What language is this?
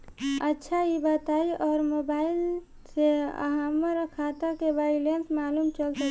Bhojpuri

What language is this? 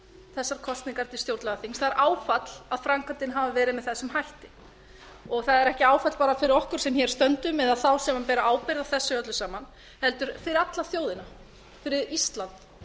Icelandic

